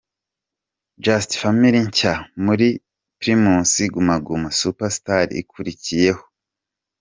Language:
Kinyarwanda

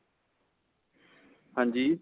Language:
Punjabi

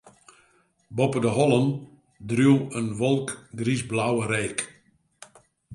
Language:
Western Frisian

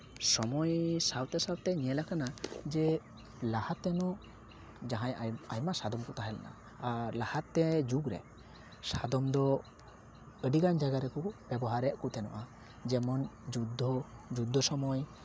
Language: Santali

